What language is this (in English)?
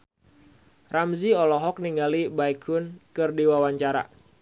Sundanese